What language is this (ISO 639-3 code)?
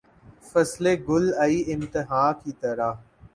urd